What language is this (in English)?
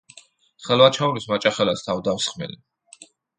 Georgian